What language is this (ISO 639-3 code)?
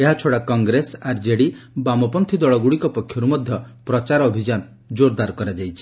ori